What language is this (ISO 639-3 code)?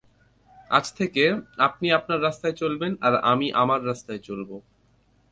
ben